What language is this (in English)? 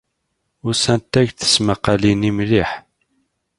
Kabyle